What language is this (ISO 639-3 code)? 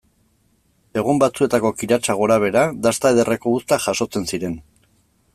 eus